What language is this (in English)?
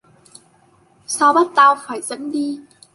Vietnamese